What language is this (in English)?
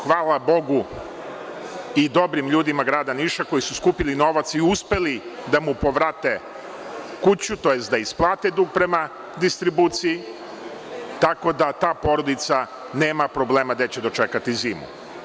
Serbian